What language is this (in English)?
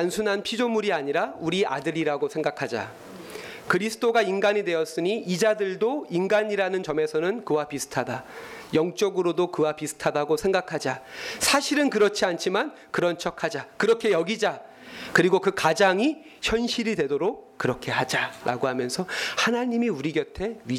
Korean